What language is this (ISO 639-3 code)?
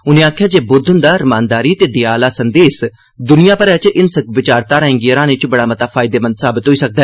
doi